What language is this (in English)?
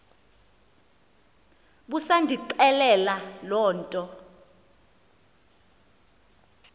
Xhosa